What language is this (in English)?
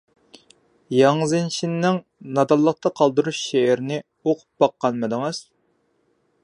Uyghur